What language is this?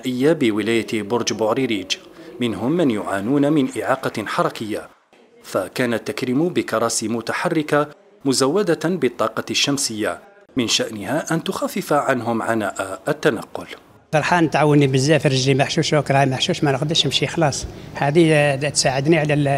Arabic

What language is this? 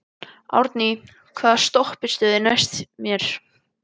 Icelandic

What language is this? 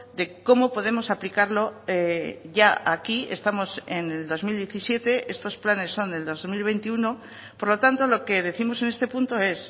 Spanish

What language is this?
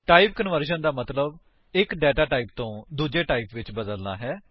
Punjabi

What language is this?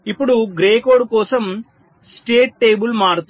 Telugu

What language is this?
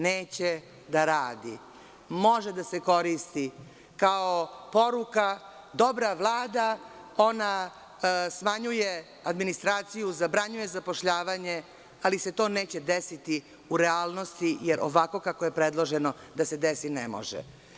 Serbian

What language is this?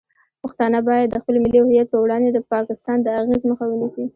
Pashto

